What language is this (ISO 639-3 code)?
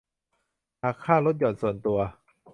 tha